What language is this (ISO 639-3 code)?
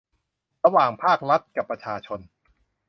tha